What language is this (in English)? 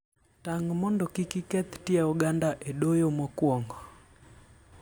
Luo (Kenya and Tanzania)